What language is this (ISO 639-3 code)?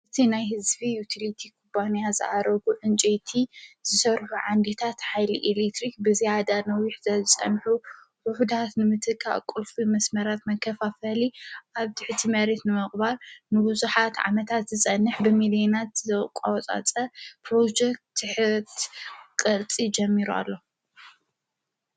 tir